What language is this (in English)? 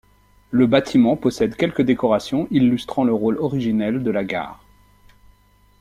French